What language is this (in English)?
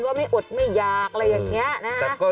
Thai